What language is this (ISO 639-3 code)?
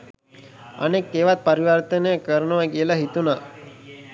sin